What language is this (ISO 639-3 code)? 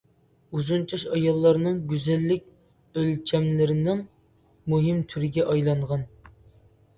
uig